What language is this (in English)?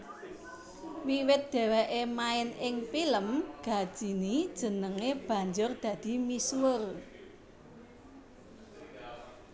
Javanese